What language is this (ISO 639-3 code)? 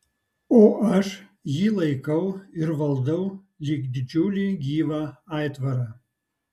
lit